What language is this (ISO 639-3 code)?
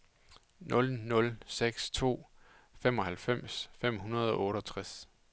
dan